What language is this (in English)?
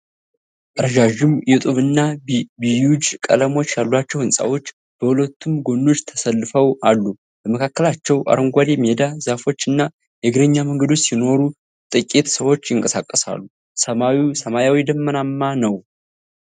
Amharic